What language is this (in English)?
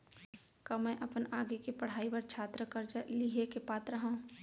Chhattisgarhi